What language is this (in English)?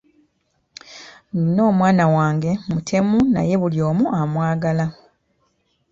Ganda